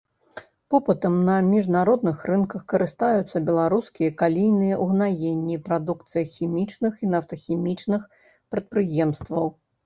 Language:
Belarusian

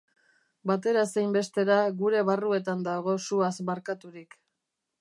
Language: Basque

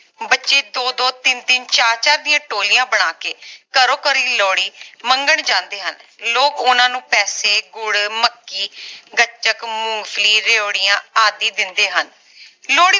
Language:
Punjabi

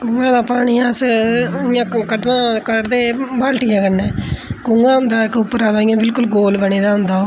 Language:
Dogri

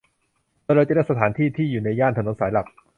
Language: Thai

